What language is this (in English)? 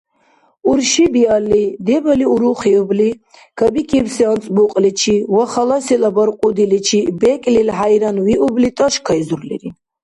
Dargwa